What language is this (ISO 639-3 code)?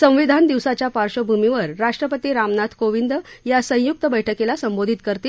mar